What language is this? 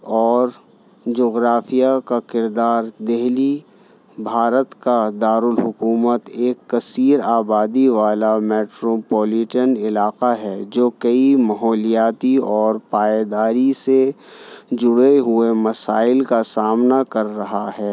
Urdu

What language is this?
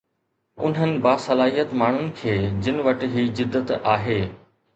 Sindhi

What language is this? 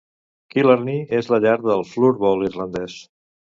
Catalan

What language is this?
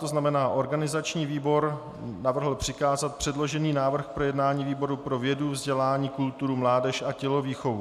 Czech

